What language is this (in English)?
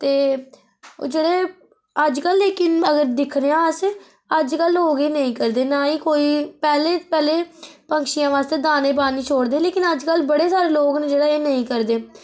Dogri